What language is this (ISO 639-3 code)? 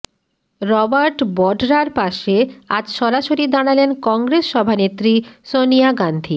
ben